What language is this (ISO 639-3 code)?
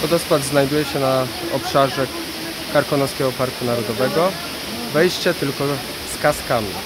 pol